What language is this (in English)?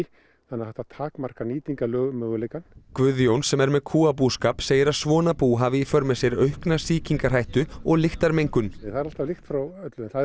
Icelandic